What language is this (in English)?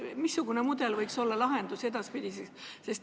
Estonian